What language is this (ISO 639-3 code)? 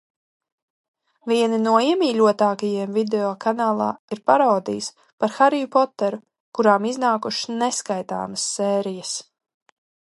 lav